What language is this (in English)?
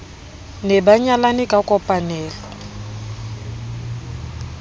Southern Sotho